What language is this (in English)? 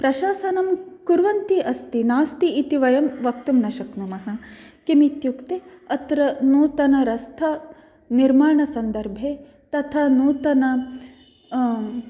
Sanskrit